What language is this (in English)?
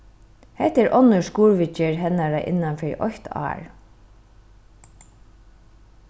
Faroese